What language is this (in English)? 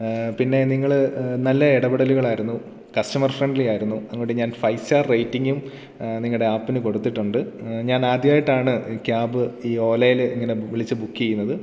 Malayalam